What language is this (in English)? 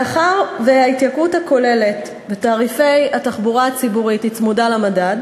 Hebrew